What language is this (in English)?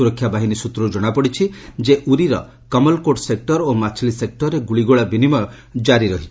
Odia